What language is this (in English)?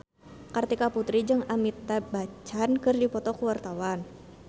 Sundanese